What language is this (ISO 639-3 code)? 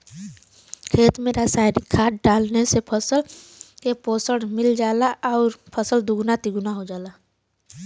bho